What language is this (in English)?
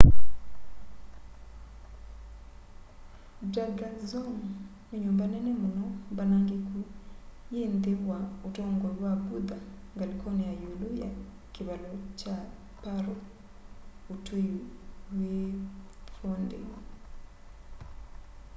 Kamba